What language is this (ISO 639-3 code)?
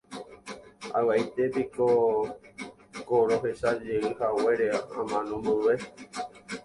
grn